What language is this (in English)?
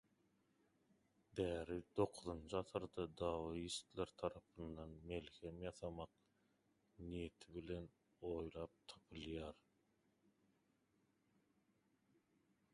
Turkmen